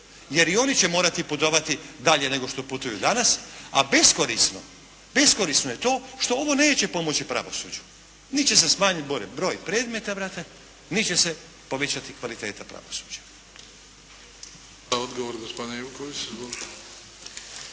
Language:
Croatian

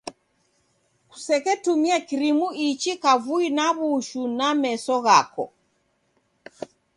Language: Taita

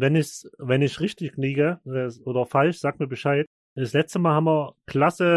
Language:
German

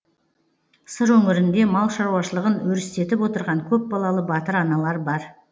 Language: Kazakh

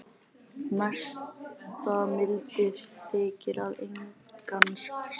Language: Icelandic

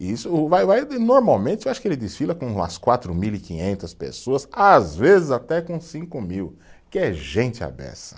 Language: Portuguese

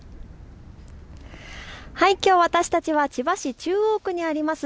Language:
Japanese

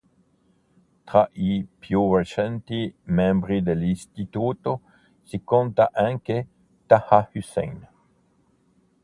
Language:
Italian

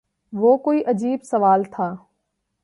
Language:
Urdu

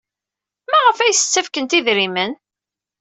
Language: Kabyle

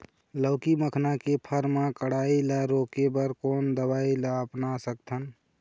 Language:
Chhattisgarhi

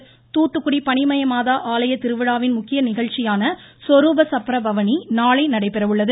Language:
Tamil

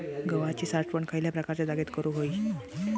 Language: Marathi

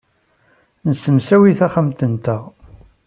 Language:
Kabyle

